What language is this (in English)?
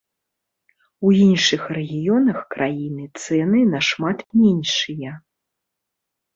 Belarusian